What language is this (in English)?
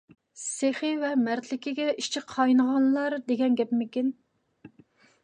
Uyghur